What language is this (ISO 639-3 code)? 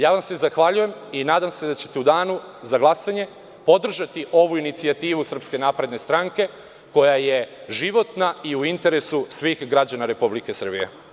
srp